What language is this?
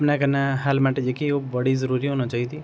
Dogri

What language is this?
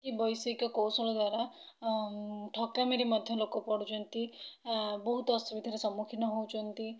Odia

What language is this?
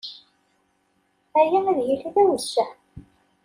Kabyle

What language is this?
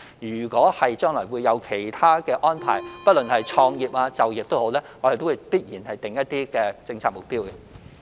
Cantonese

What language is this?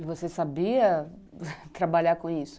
Portuguese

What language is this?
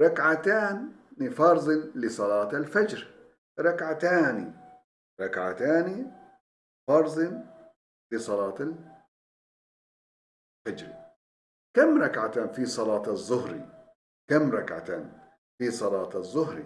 Turkish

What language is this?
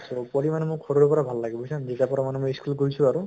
Assamese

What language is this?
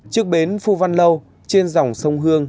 Vietnamese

